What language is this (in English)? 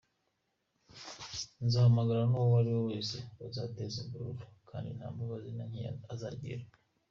Kinyarwanda